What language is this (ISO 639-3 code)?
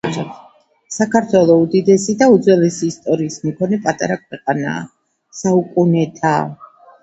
kat